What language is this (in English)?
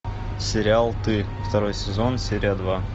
Russian